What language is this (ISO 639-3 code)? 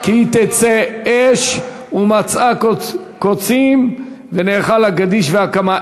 heb